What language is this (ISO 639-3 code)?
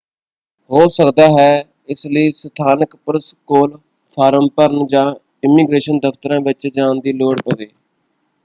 pan